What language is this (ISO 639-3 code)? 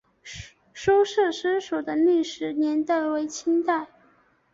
zho